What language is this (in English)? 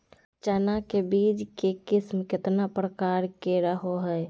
Magahi